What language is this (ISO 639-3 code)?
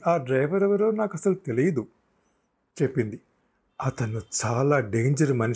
tel